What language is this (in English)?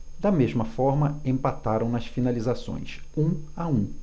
Portuguese